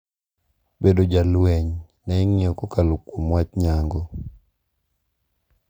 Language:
Luo (Kenya and Tanzania)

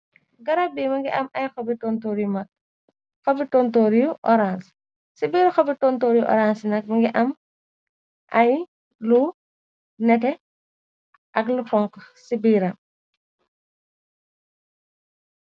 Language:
Wolof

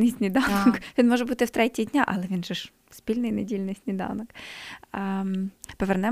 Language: Ukrainian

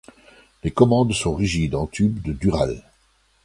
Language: French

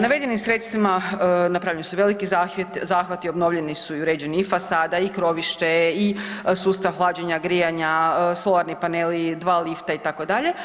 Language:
Croatian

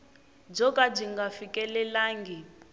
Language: Tsonga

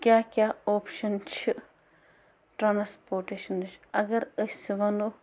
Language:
Kashmiri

